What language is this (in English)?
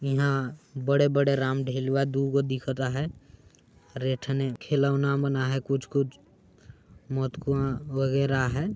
Sadri